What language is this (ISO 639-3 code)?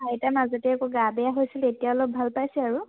asm